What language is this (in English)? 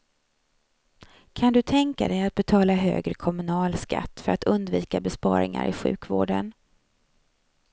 Swedish